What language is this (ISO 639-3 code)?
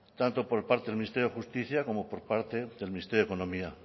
spa